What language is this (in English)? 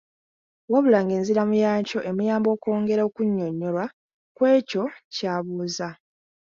Ganda